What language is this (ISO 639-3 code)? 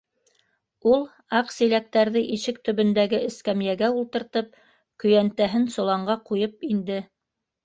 bak